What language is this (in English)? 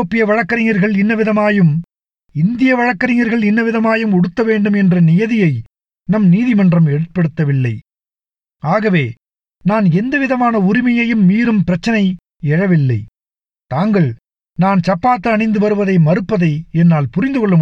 Tamil